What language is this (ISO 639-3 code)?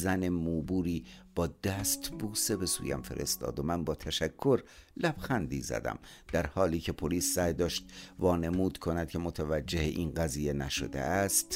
fas